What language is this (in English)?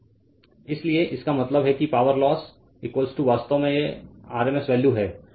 Hindi